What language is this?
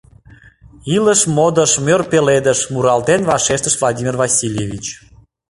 Mari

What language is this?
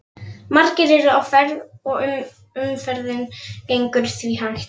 Icelandic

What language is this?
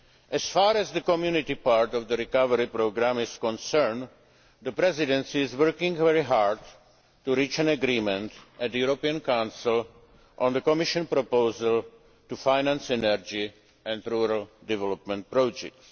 English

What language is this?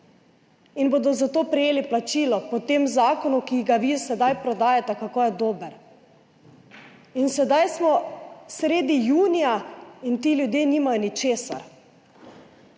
Slovenian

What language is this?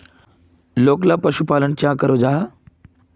Magahi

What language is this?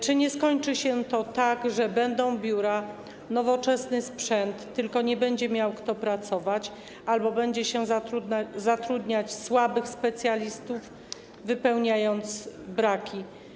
Polish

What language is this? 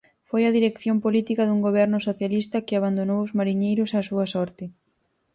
Galician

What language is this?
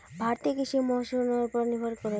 Magahi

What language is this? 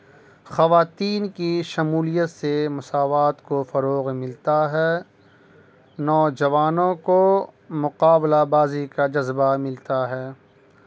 Urdu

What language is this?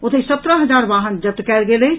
Maithili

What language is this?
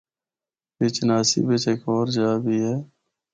Northern Hindko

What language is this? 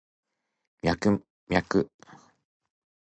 Japanese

